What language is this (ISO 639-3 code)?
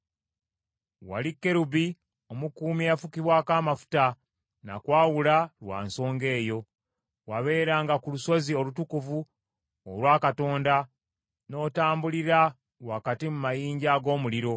lug